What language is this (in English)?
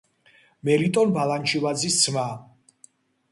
Georgian